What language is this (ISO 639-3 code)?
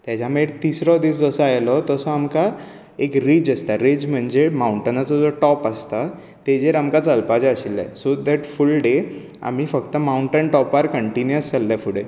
kok